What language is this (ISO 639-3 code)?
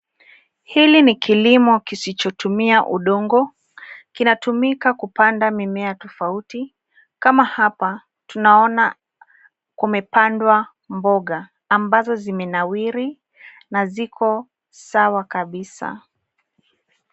swa